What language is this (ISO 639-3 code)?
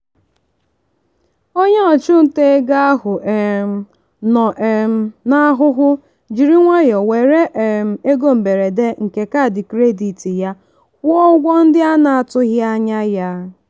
ibo